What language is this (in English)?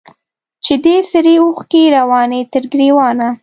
Pashto